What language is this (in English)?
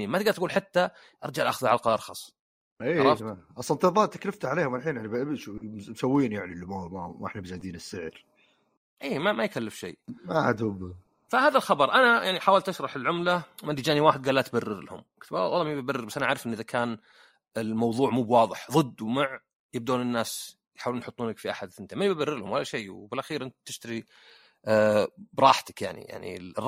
Arabic